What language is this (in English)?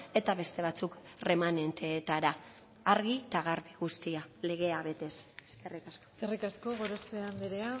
Basque